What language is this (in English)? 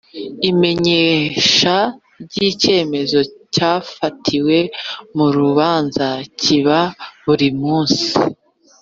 Kinyarwanda